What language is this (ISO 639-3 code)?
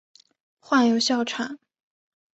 zho